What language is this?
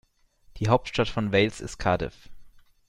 German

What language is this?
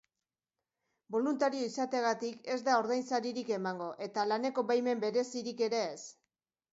Basque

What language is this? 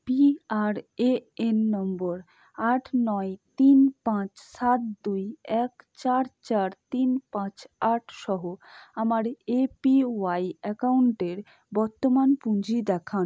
Bangla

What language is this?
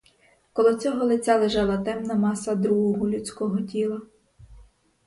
Ukrainian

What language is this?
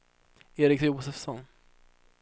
Swedish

